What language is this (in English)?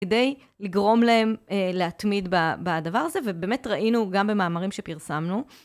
Hebrew